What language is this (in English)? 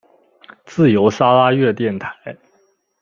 Chinese